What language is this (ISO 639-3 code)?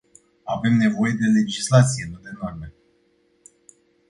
ron